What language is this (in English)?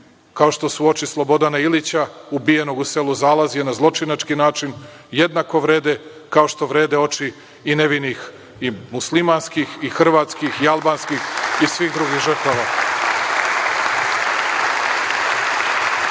Serbian